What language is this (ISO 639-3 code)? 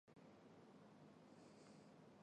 zho